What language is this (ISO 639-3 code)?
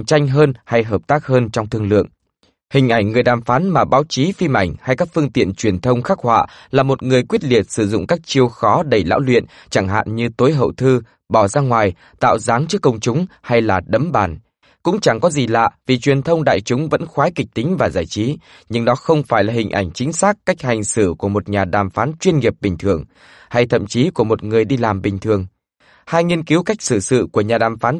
vie